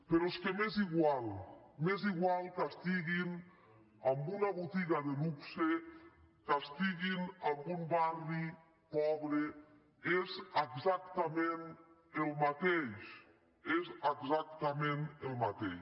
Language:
Catalan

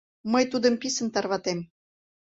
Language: Mari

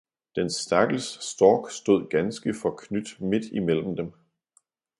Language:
Danish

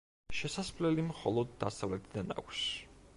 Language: Georgian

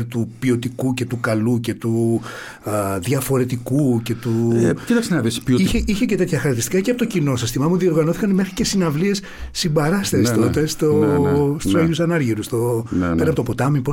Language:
Greek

